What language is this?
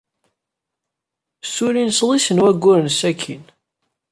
Kabyle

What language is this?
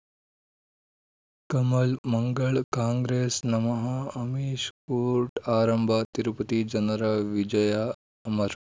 Kannada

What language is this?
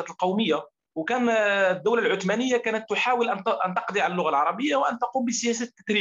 Arabic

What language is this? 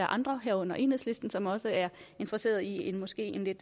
Danish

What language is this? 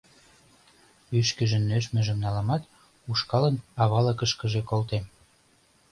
Mari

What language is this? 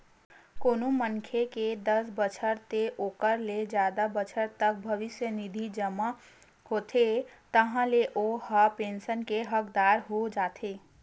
Chhattisgarhi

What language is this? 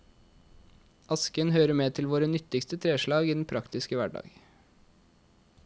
Norwegian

